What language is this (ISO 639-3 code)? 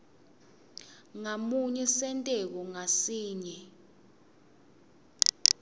ssw